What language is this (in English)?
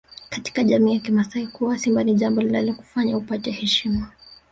Swahili